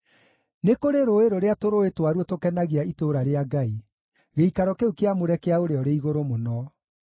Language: Kikuyu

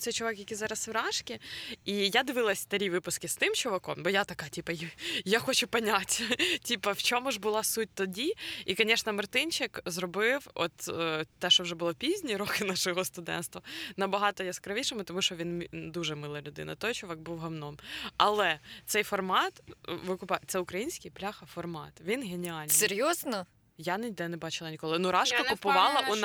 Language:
Ukrainian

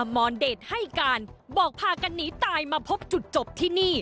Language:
Thai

